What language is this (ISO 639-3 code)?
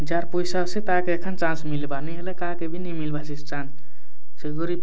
ori